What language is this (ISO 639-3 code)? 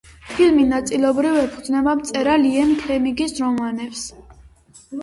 kat